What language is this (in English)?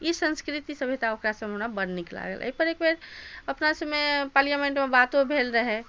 Maithili